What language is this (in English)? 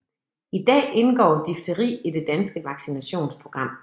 Danish